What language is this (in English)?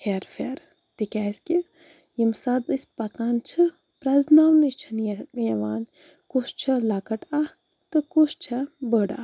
Kashmiri